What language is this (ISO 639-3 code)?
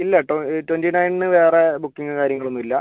mal